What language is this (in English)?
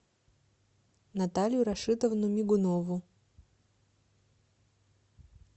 Russian